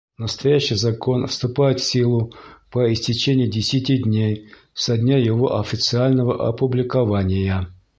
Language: Bashkir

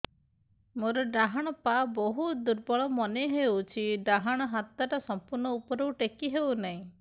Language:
Odia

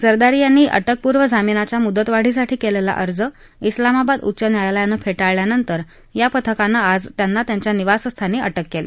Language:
Marathi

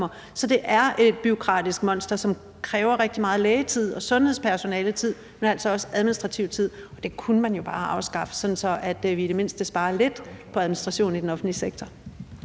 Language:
Danish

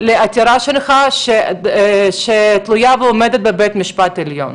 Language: Hebrew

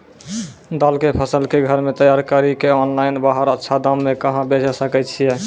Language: Maithili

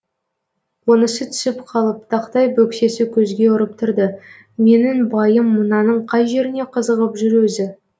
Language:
Kazakh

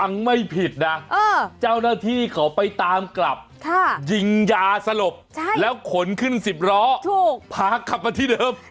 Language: Thai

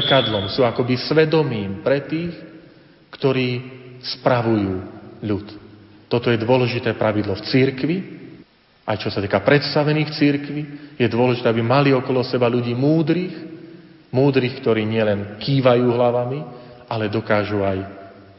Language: Slovak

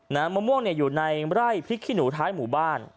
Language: Thai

